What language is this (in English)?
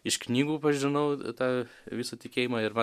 Lithuanian